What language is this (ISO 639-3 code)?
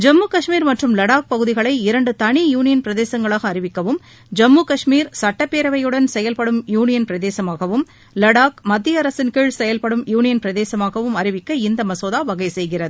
tam